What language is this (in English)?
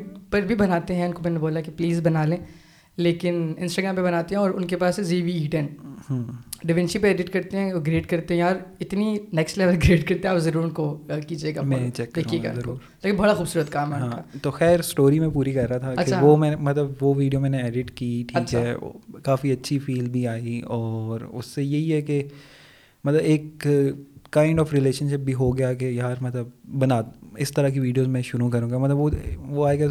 Urdu